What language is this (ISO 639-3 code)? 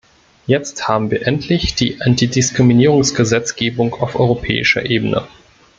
deu